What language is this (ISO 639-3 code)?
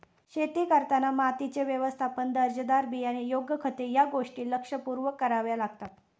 mar